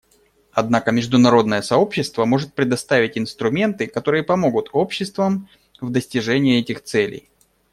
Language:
Russian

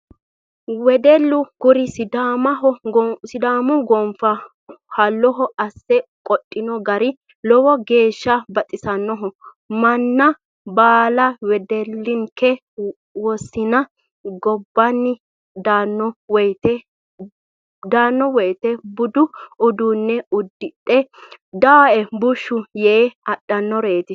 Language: Sidamo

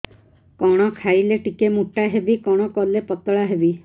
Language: Odia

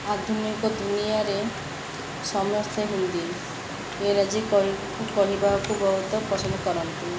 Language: Odia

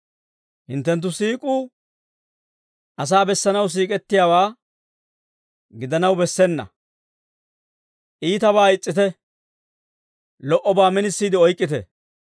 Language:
Dawro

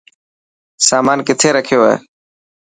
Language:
Dhatki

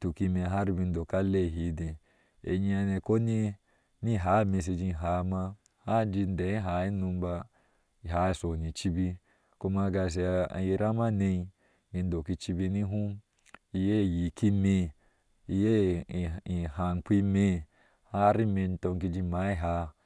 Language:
Ashe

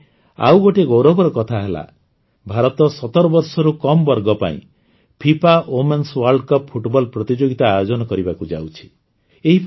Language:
Odia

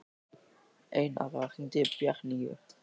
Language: Icelandic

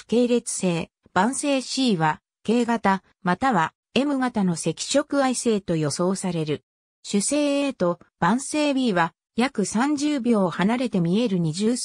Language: Japanese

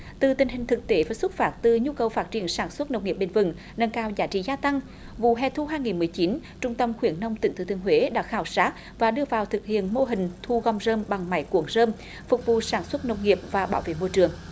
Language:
Vietnamese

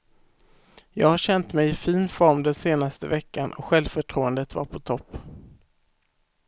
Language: Swedish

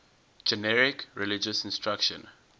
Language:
English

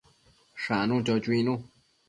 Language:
Matsés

